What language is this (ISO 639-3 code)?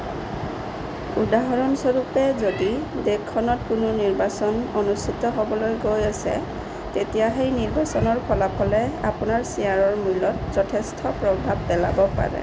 asm